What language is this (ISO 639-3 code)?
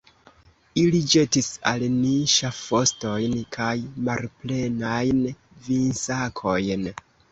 epo